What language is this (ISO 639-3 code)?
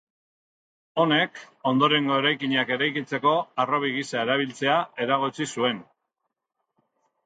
eus